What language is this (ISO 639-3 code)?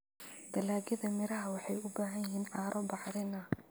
som